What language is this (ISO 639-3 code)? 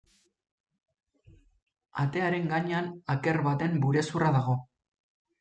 eus